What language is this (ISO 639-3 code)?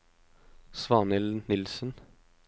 nor